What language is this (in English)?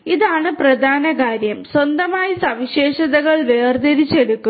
Malayalam